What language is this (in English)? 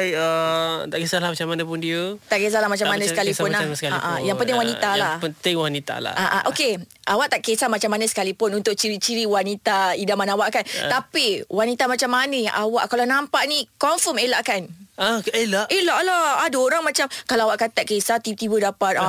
Malay